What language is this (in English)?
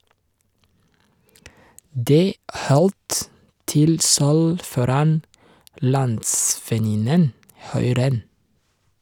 Norwegian